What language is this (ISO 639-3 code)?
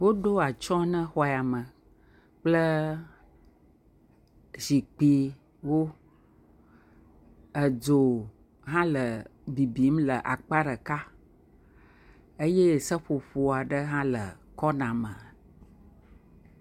ewe